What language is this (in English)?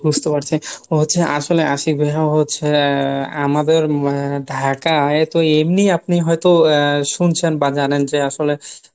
Bangla